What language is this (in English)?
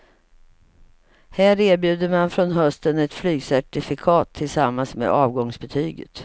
Swedish